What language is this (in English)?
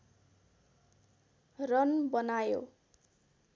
Nepali